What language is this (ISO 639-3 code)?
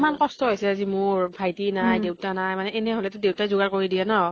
asm